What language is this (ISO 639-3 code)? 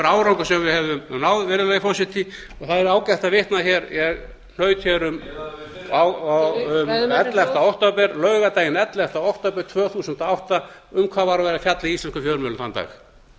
isl